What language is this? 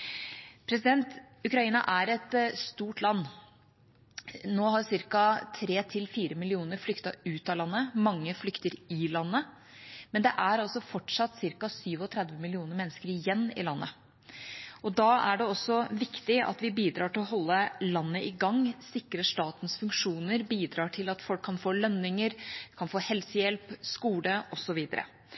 Norwegian Bokmål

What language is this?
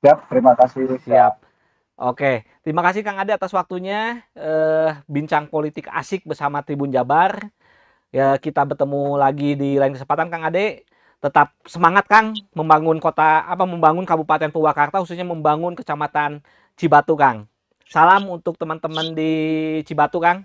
Indonesian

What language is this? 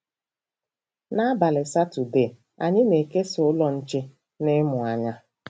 Igbo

